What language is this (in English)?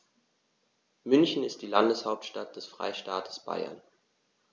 German